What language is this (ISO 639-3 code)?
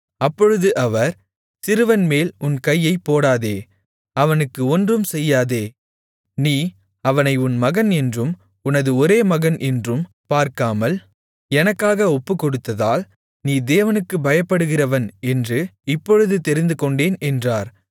tam